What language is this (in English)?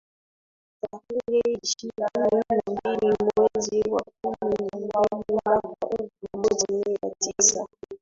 Swahili